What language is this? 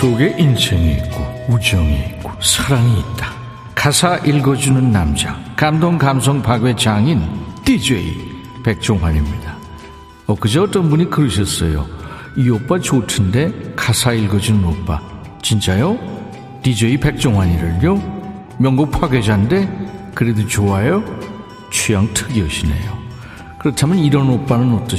Korean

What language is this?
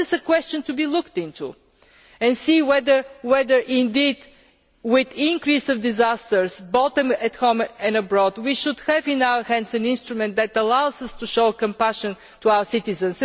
English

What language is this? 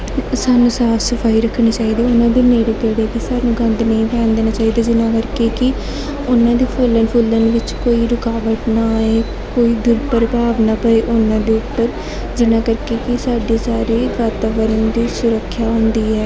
Punjabi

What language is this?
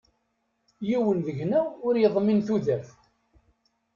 Kabyle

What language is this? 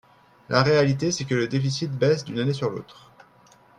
French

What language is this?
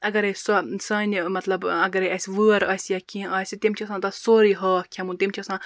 Kashmiri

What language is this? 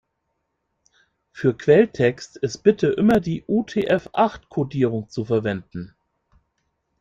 German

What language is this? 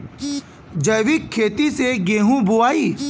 Bhojpuri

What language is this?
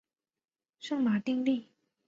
Chinese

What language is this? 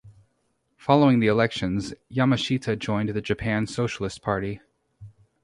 English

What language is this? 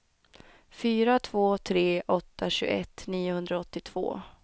Swedish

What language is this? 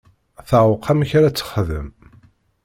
Kabyle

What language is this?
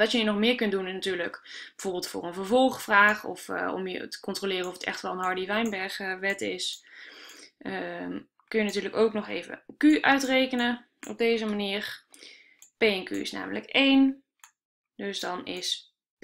Dutch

